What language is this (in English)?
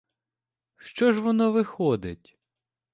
Ukrainian